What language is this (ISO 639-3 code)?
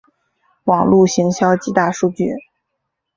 zho